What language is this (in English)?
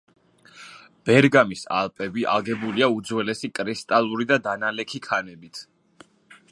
Georgian